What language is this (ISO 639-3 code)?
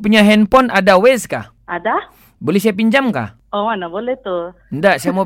msa